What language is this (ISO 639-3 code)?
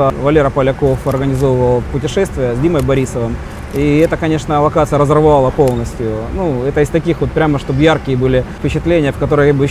rus